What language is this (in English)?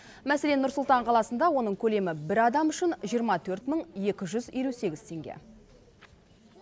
Kazakh